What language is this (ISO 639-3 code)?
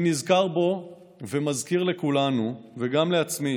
heb